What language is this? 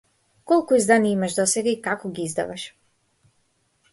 Macedonian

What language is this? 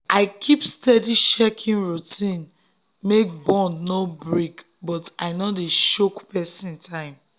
Nigerian Pidgin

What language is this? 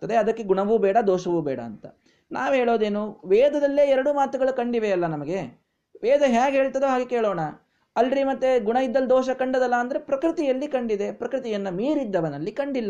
Kannada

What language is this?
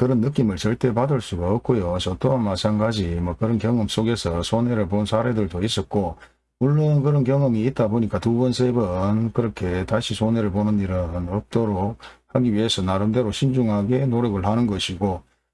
Korean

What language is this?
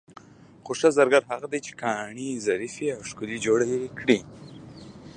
Pashto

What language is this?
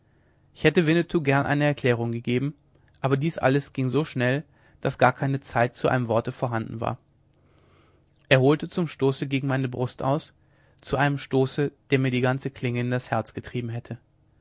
German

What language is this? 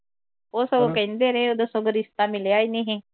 Punjabi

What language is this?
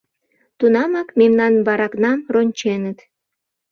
Mari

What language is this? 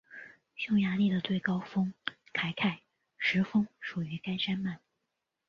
Chinese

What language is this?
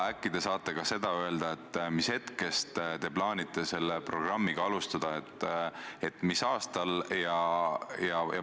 Estonian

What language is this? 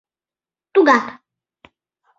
Mari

